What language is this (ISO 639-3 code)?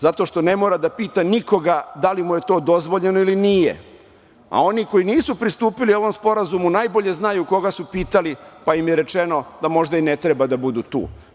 srp